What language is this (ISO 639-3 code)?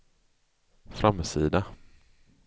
swe